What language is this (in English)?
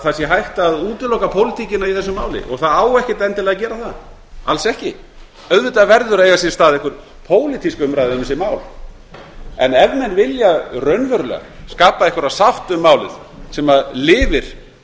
Icelandic